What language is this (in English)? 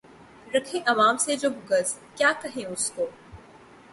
Urdu